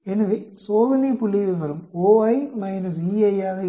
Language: Tamil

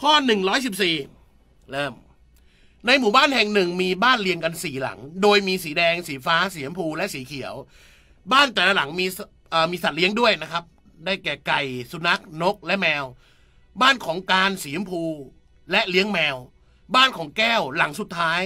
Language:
Thai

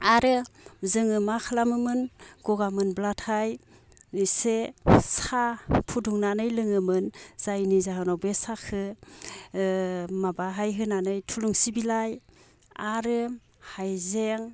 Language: Bodo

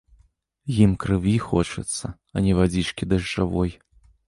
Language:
Belarusian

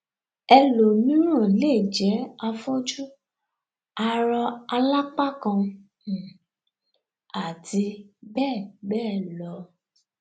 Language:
Yoruba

